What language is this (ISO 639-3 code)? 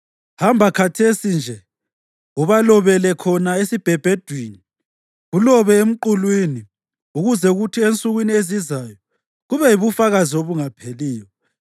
nde